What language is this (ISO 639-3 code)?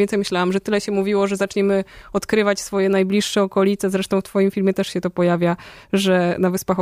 pol